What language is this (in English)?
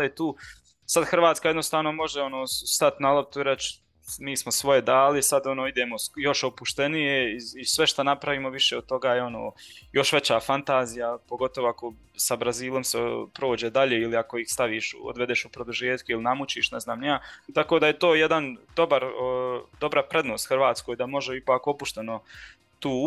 Croatian